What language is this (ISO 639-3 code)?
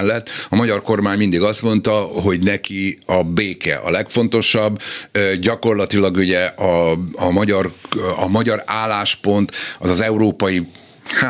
hun